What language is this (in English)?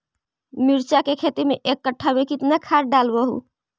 Magahi